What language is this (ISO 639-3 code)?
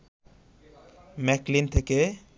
ben